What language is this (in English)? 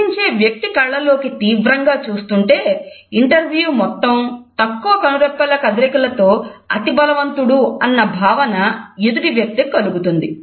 Telugu